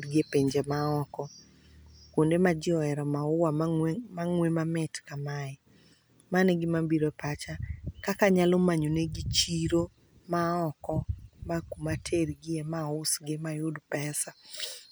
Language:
Luo (Kenya and Tanzania)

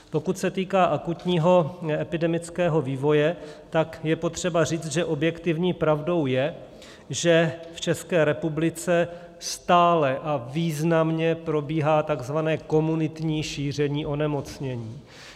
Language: Czech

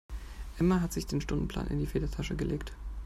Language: German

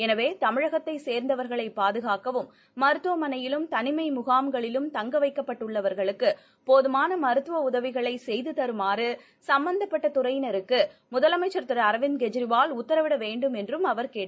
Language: Tamil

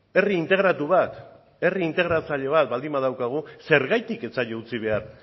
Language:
Basque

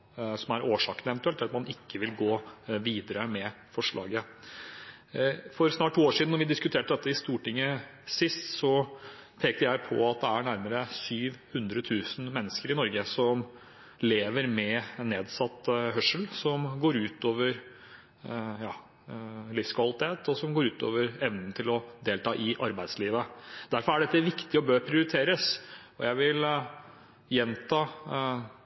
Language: Norwegian Bokmål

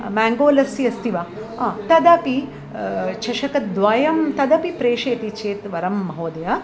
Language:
Sanskrit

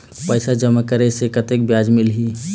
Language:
Chhattisgarhi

